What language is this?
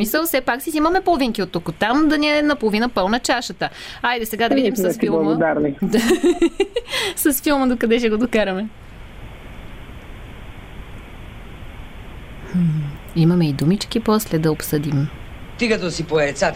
Bulgarian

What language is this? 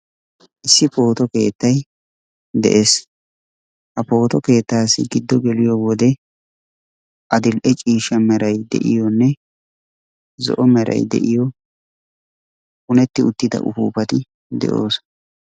Wolaytta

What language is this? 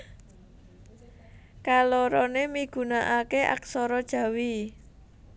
Javanese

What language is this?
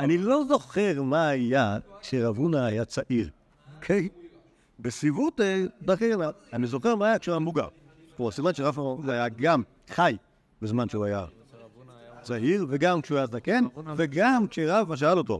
Hebrew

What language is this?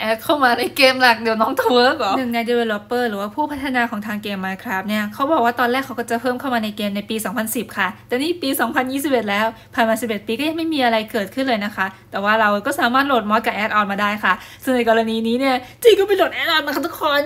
Thai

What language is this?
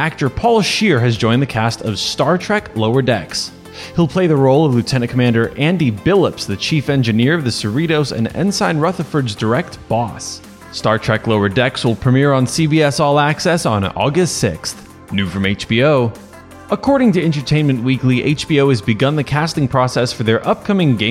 English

